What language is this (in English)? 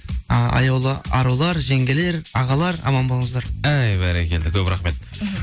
Kazakh